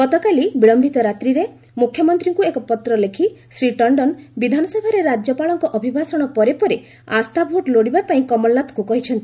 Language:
Odia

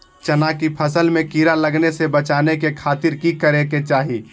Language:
Magahi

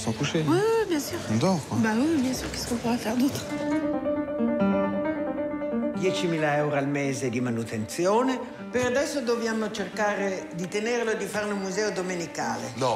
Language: French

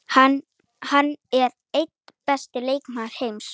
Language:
Icelandic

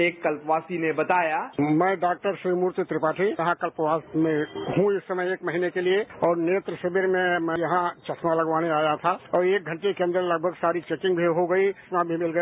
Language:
Hindi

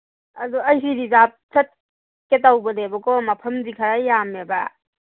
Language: Manipuri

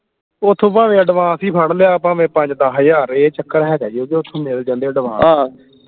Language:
Punjabi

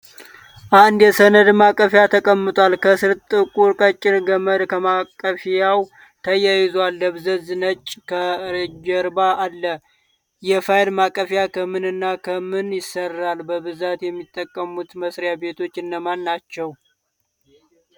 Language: Amharic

